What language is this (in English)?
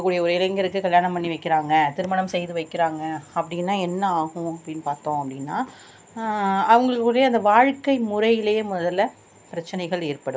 Tamil